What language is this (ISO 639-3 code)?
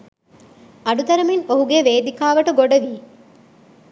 sin